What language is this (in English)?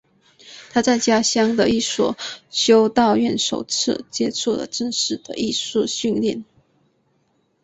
Chinese